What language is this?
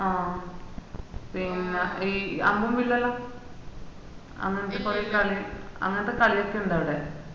Malayalam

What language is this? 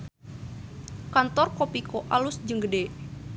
Sundanese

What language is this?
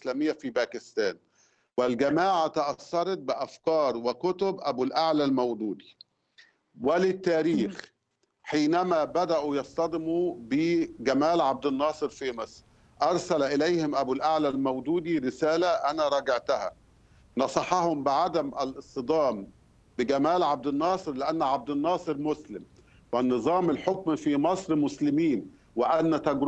Arabic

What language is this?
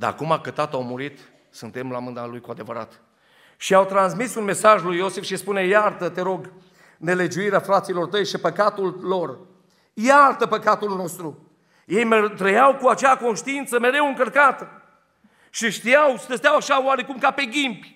Romanian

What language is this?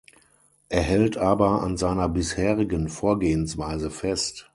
German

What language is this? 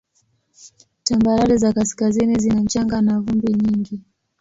Swahili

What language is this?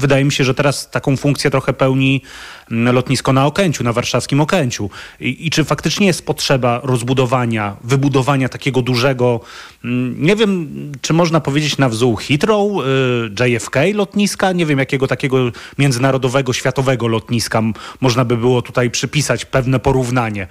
Polish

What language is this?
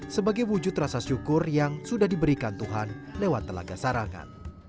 Indonesian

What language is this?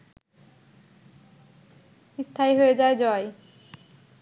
Bangla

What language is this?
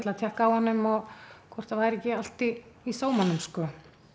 Icelandic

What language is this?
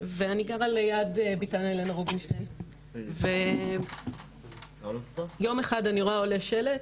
Hebrew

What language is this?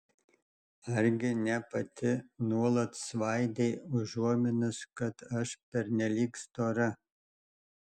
Lithuanian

